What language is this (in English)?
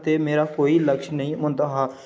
Dogri